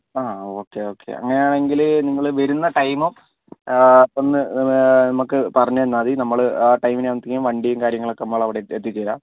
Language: Malayalam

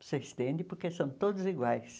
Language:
Portuguese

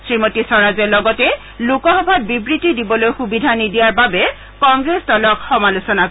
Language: Assamese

